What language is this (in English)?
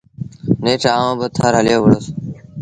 Sindhi Bhil